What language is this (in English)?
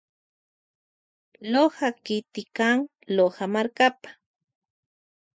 Loja Highland Quichua